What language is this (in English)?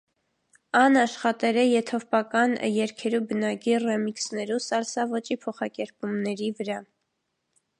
Armenian